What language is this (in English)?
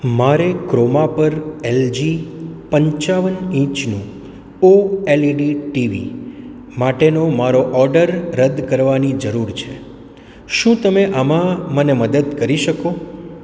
Gujarati